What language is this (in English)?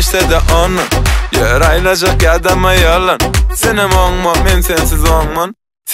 Arabic